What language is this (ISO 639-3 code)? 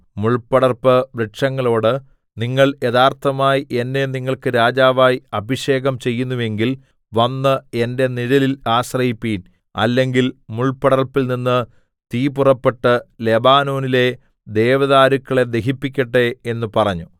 mal